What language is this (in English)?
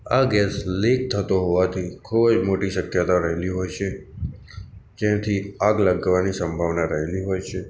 Gujarati